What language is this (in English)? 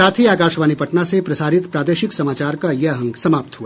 Hindi